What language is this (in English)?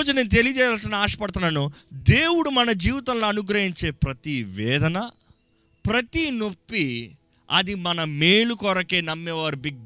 Telugu